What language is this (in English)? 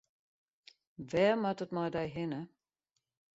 Western Frisian